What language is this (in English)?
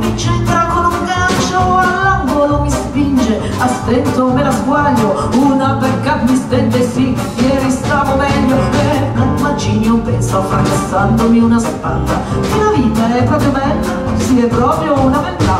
Italian